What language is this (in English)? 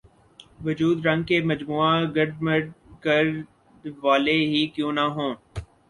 Urdu